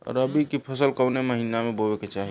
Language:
Bhojpuri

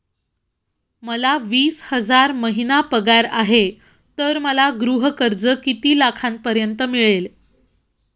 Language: Marathi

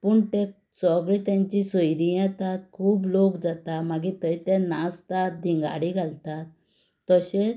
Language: Konkani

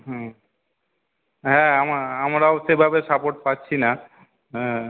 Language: Bangla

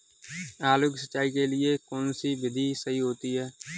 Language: Hindi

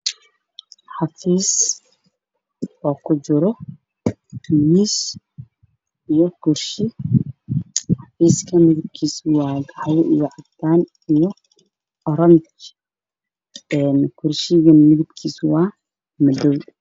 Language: Somali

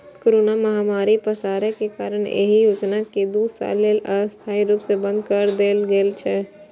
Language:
Maithili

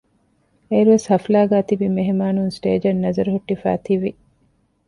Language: Divehi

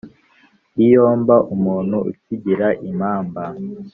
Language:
Kinyarwanda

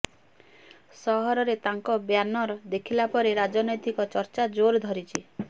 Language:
Odia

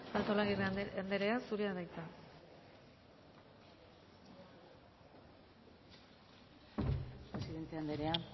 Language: Basque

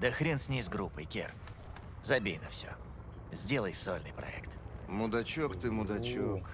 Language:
Russian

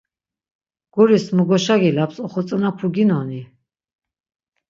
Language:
Laz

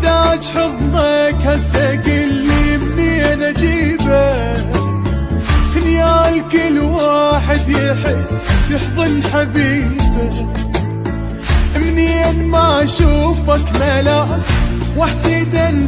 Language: Arabic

